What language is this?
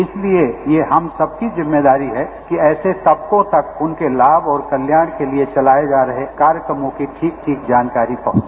Hindi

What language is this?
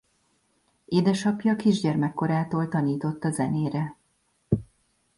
Hungarian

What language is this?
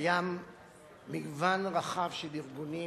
Hebrew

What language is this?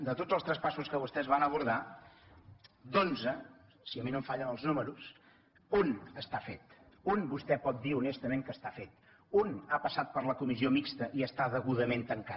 Catalan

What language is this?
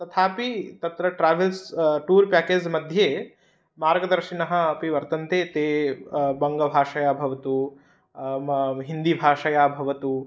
Sanskrit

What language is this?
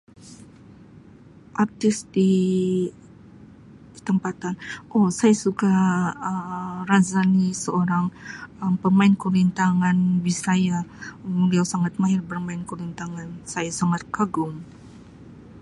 Sabah Malay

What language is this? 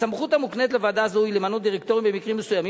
Hebrew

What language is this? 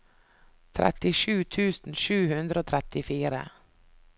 Norwegian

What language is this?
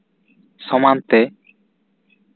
Santali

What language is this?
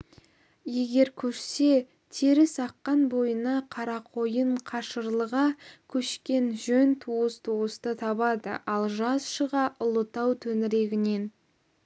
Kazakh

